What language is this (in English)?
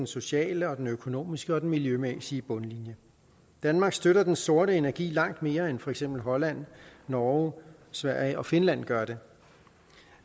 Danish